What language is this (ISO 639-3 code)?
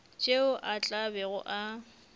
nso